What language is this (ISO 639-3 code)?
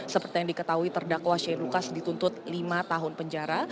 ind